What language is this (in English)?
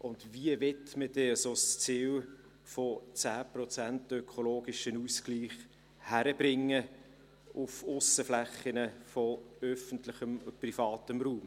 Swiss German